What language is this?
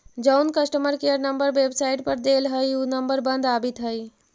Magahi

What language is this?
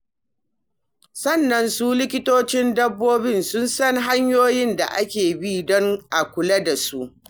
Hausa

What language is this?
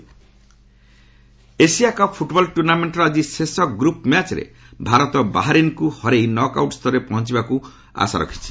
Odia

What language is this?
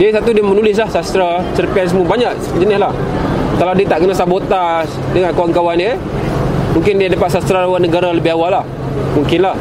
Malay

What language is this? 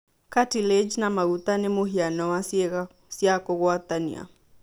Kikuyu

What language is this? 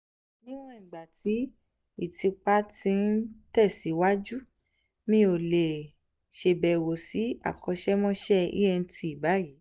Yoruba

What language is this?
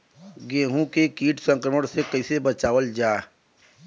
Bhojpuri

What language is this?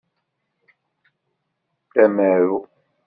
Kabyle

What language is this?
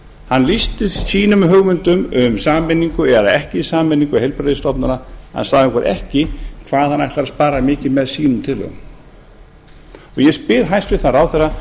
Icelandic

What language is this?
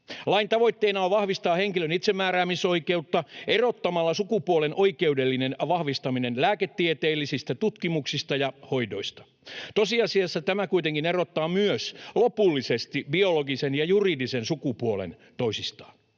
Finnish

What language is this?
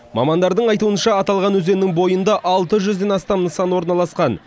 Kazakh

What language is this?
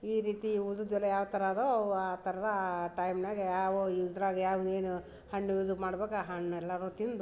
Kannada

